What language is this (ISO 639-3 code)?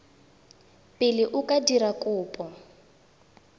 tsn